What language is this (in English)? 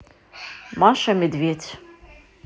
Russian